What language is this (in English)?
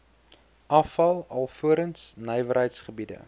Afrikaans